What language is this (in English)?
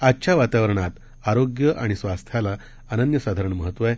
Marathi